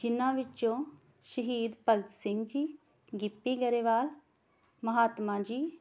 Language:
Punjabi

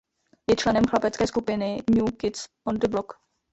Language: Czech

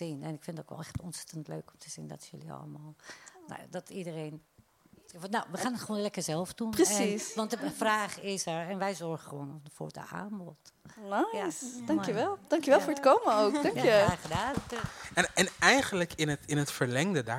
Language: Dutch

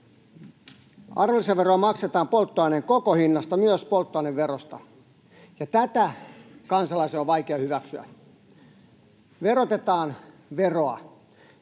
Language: Finnish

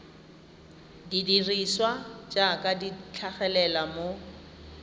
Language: Tswana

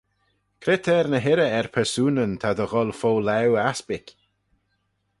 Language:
Manx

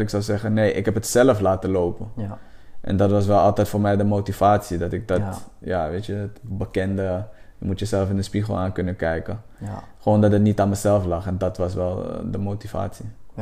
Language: Dutch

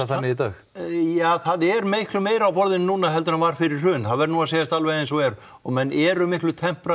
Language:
Icelandic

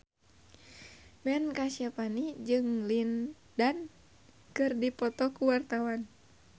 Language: Sundanese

